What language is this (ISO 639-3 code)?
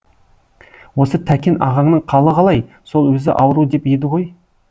kaz